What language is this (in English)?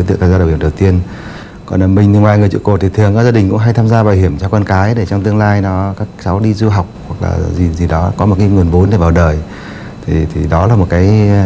Vietnamese